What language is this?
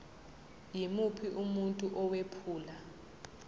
Zulu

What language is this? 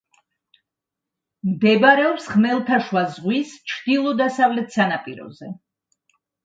Georgian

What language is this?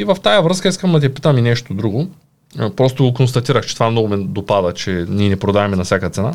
Bulgarian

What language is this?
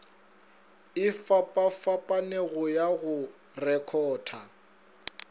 Northern Sotho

